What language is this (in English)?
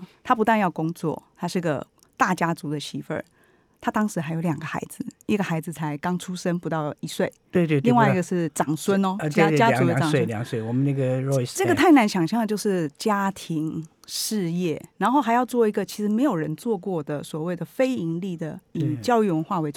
Chinese